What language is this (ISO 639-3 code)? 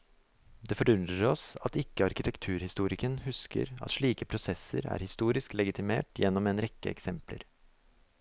nor